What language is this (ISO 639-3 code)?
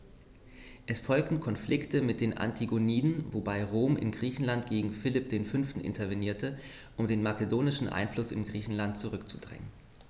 deu